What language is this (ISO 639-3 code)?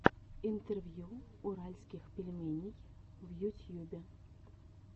rus